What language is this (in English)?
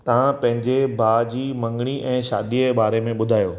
Sindhi